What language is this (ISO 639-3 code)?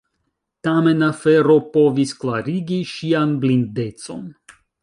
epo